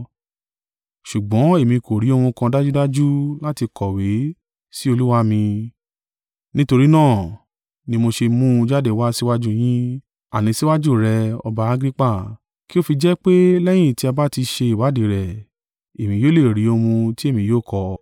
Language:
Yoruba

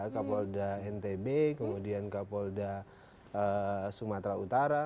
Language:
Indonesian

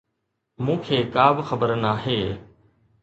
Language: Sindhi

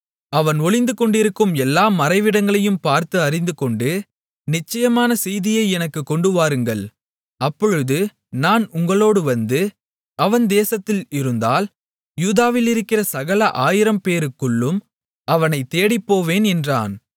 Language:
Tamil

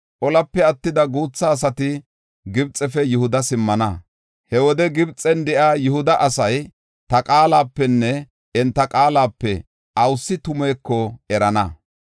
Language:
Gofa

